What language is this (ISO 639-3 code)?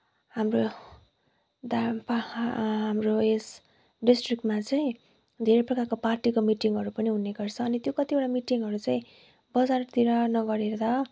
nep